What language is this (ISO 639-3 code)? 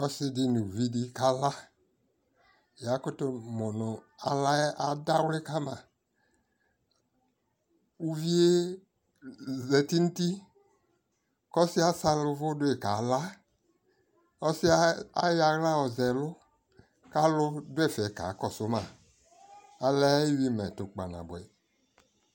kpo